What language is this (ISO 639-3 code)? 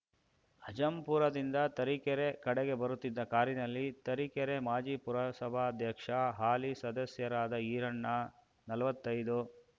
kan